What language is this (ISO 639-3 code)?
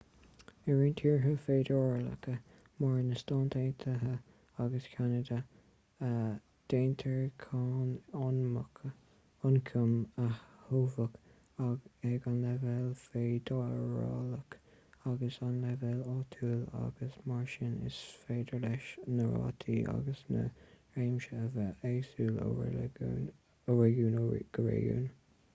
gle